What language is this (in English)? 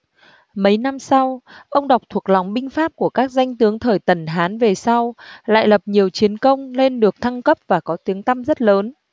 Vietnamese